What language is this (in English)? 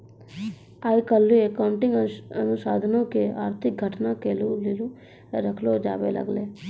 Maithili